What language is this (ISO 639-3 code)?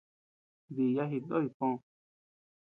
cux